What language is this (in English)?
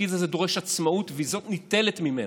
Hebrew